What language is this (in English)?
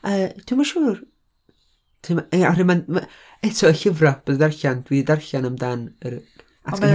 Welsh